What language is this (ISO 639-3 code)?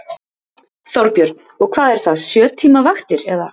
isl